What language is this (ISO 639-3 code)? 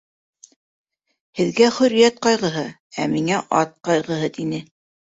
bak